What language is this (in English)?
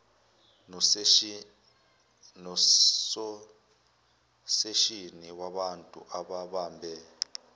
Zulu